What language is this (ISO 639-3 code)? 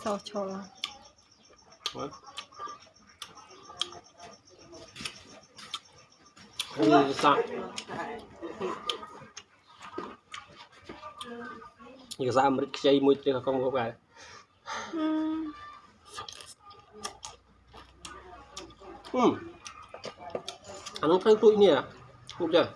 vie